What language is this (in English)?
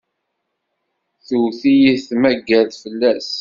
Kabyle